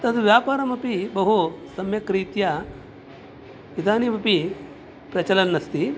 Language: Sanskrit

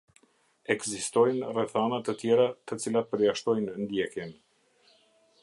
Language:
Albanian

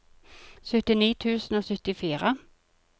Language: Norwegian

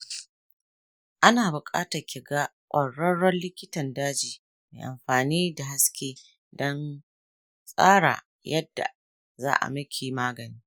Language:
Hausa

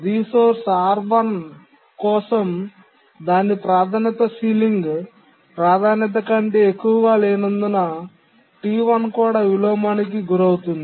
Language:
Telugu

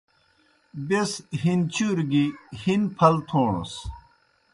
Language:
Kohistani Shina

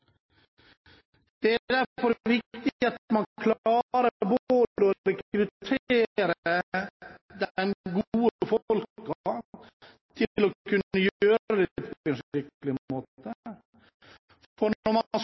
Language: Norwegian Bokmål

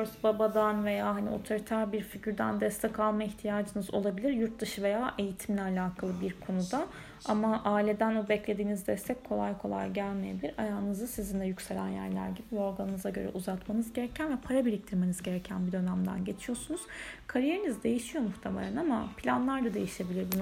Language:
Turkish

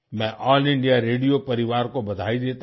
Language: Hindi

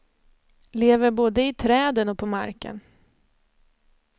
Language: Swedish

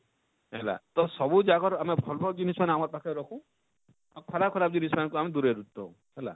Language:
Odia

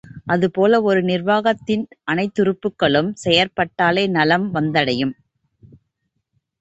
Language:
Tamil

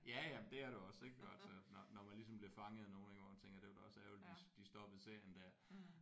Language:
Danish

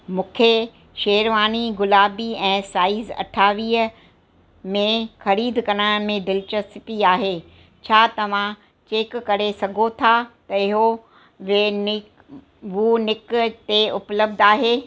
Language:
Sindhi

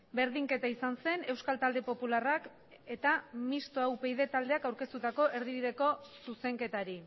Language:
Basque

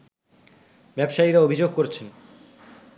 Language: Bangla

